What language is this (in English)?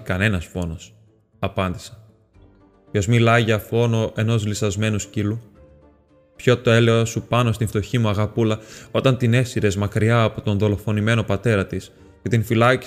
Greek